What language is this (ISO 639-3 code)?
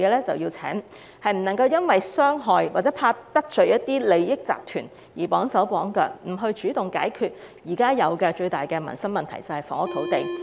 yue